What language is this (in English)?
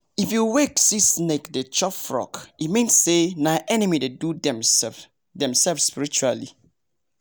Nigerian Pidgin